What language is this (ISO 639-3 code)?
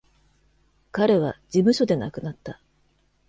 jpn